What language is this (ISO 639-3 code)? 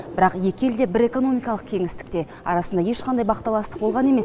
kaz